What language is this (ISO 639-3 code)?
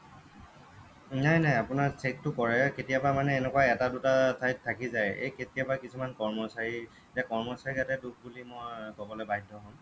asm